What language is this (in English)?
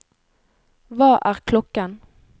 Norwegian